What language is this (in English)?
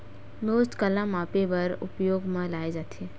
Chhattisgarhi